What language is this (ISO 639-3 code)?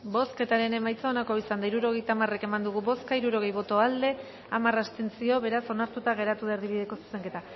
eus